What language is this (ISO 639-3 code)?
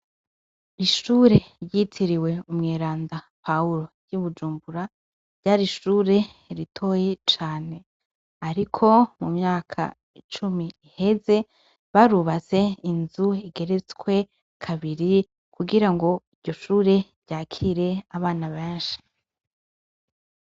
run